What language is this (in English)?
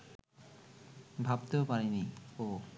Bangla